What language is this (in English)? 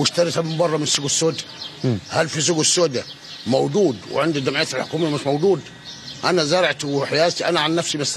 Arabic